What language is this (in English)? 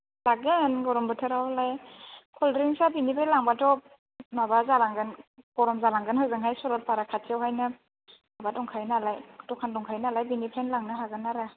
Bodo